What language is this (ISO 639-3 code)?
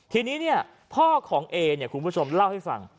tha